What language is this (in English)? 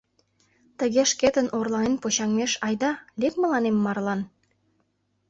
Mari